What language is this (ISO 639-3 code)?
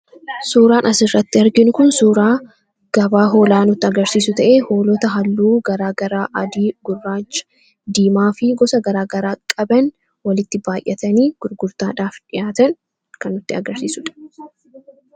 orm